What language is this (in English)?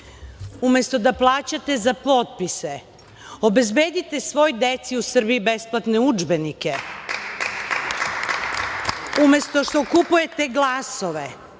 Serbian